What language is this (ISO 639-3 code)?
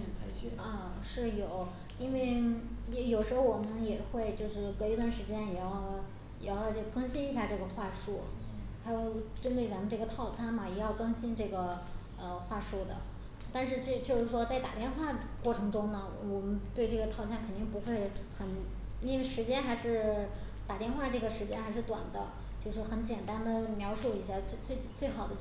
zho